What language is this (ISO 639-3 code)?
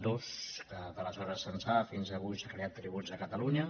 cat